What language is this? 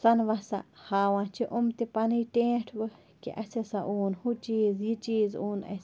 Kashmiri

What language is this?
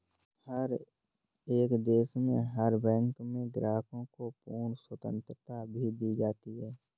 Hindi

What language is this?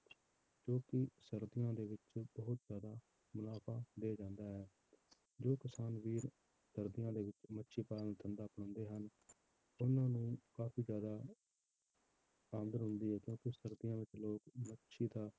Punjabi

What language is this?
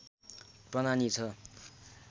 Nepali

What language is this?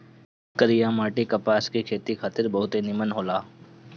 Bhojpuri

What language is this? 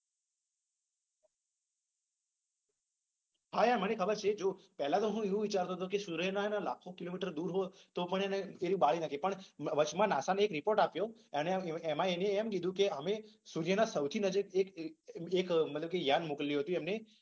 Gujarati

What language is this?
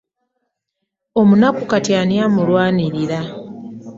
Ganda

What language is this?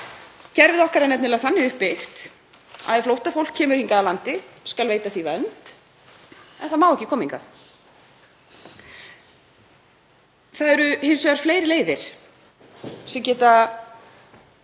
Icelandic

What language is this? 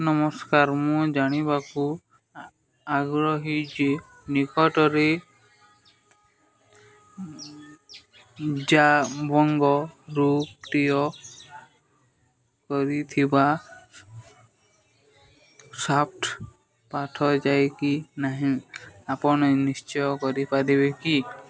Odia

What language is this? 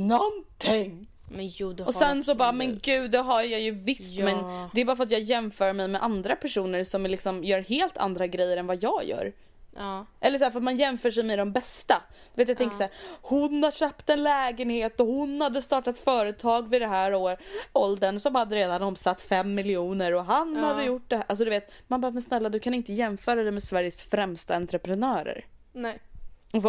Swedish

